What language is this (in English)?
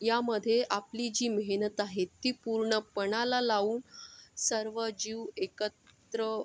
Marathi